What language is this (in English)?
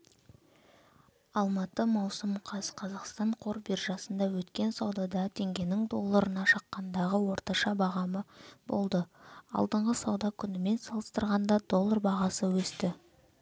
Kazakh